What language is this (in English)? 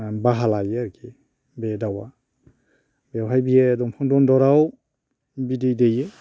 Bodo